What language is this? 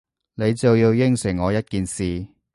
Cantonese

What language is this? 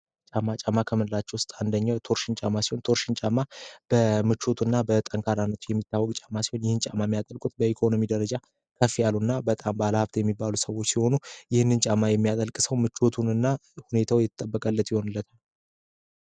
Amharic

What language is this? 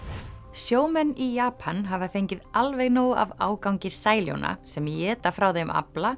Icelandic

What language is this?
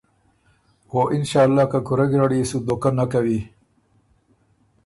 Ormuri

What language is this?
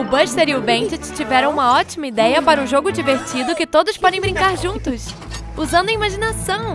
Portuguese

